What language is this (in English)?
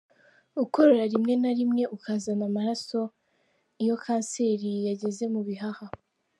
Kinyarwanda